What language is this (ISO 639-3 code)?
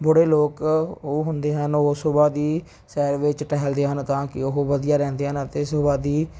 pan